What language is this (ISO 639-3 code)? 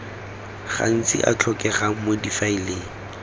tsn